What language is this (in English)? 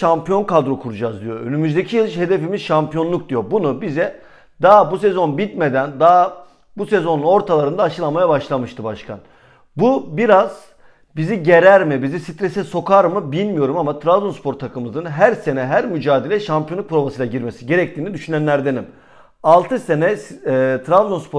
Turkish